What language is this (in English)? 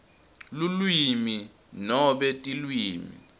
Swati